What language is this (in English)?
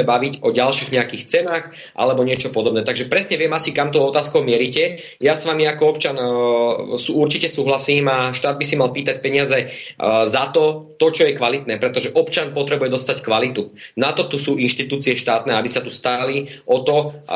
Slovak